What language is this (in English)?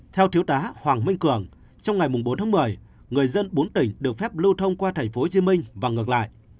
Vietnamese